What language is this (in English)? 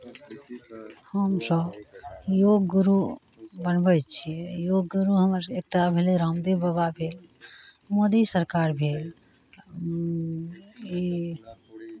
Maithili